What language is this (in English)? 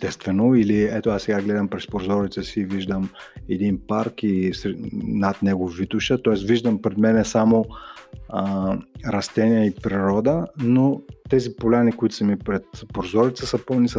Bulgarian